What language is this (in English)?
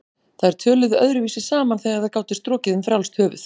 Icelandic